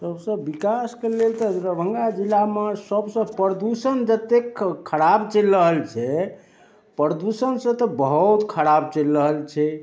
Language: Maithili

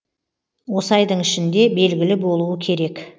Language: Kazakh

